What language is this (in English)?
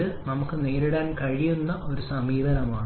Malayalam